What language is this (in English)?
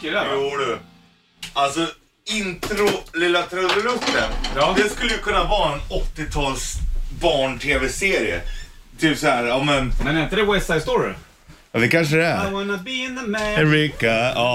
Swedish